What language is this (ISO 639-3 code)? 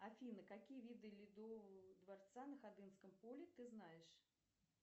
rus